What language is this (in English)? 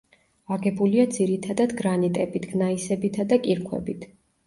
Georgian